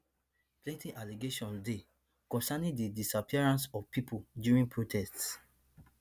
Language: Nigerian Pidgin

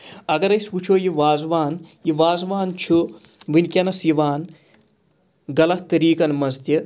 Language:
Kashmiri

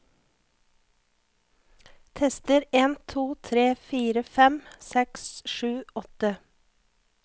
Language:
Norwegian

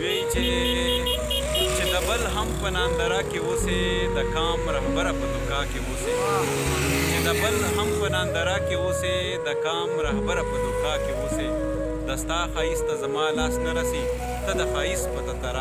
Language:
Arabic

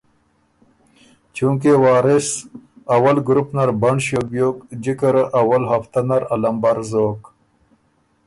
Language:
Ormuri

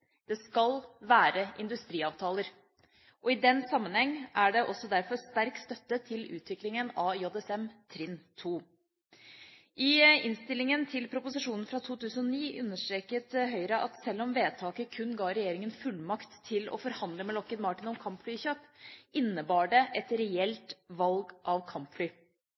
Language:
Norwegian Bokmål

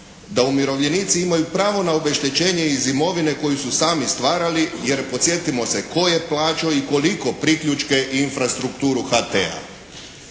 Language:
Croatian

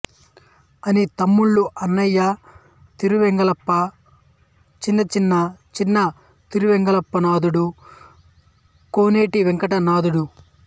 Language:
Telugu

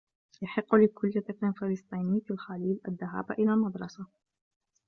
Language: Arabic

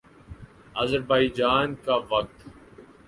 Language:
Urdu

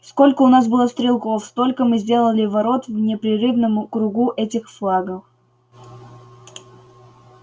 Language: Russian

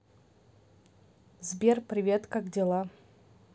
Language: Russian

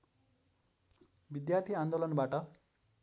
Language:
Nepali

